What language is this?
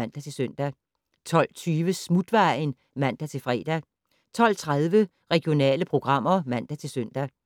Danish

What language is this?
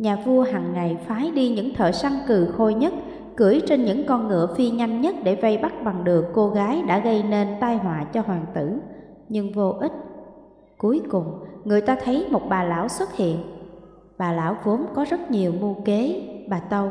Vietnamese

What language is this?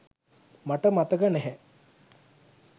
Sinhala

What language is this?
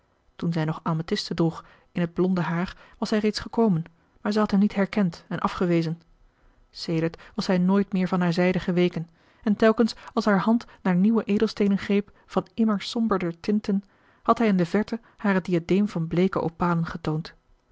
Dutch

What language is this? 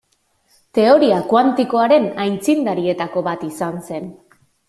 Basque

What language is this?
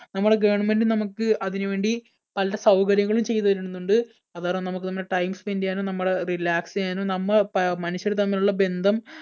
Malayalam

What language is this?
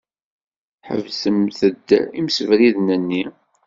Kabyle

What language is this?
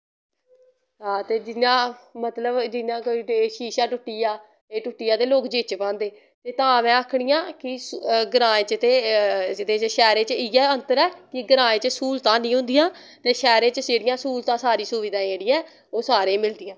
Dogri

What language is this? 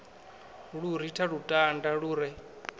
Venda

